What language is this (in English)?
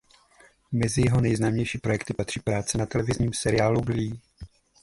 Czech